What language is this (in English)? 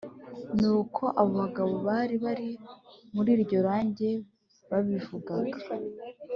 Kinyarwanda